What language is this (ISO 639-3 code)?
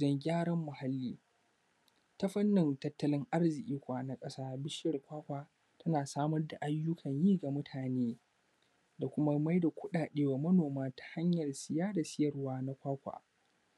hau